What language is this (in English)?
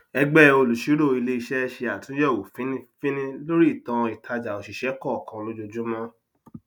Yoruba